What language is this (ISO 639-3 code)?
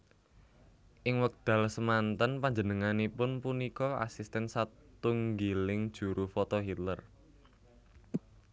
jav